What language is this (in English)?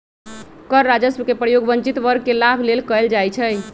Magahi